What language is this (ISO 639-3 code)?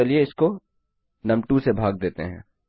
hin